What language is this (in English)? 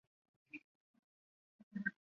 Chinese